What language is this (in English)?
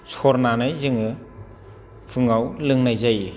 Bodo